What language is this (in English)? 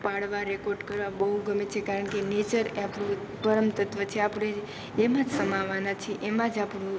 Gujarati